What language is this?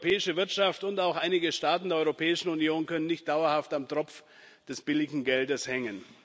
German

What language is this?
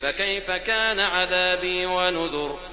Arabic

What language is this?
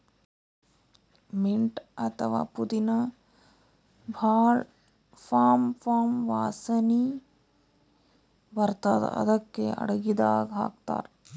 Kannada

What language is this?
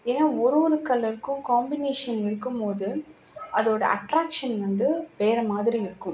Tamil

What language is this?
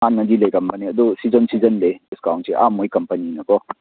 Manipuri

